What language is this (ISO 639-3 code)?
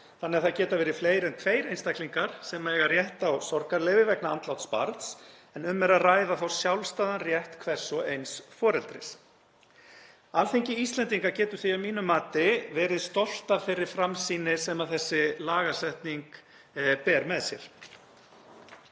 isl